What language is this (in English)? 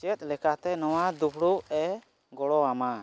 Santali